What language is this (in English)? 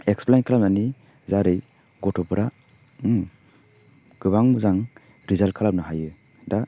Bodo